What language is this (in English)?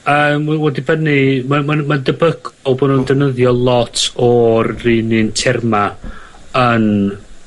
Welsh